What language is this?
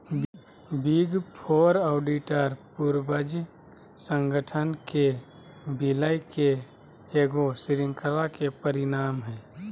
Magahi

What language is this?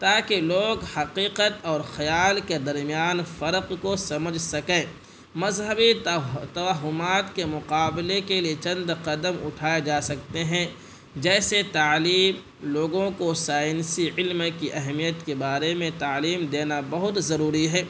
Urdu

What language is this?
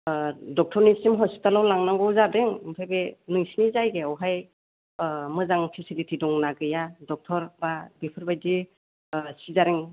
Bodo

